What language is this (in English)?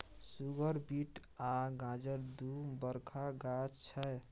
Maithili